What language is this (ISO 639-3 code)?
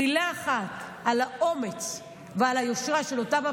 heb